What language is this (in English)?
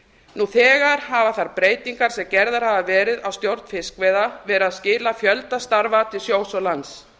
Icelandic